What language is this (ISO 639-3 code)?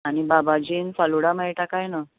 kok